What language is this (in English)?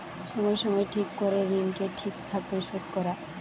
Bangla